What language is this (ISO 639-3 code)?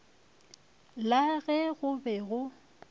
nso